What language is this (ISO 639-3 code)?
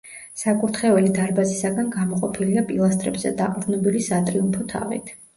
kat